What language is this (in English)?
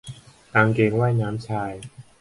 Thai